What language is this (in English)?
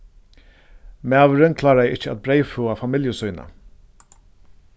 Faroese